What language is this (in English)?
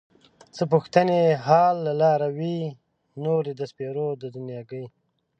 Pashto